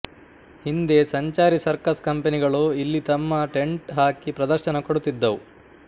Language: Kannada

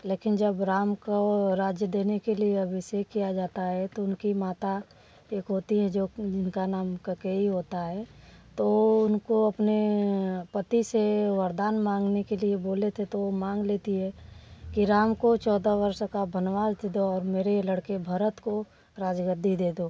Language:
Hindi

